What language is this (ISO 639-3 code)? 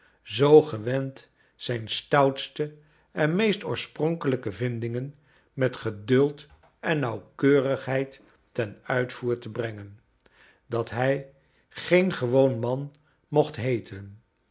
nld